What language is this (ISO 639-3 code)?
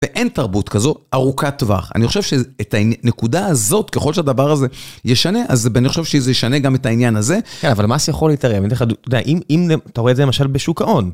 heb